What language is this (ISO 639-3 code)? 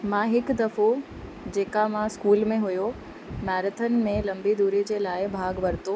snd